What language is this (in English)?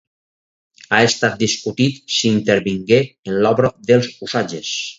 Catalan